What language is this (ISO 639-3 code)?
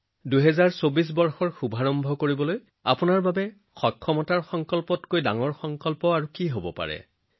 asm